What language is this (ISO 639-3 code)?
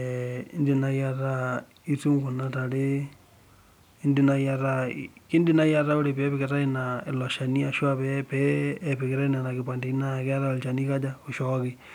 mas